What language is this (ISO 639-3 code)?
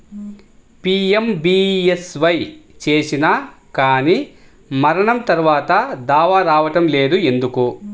tel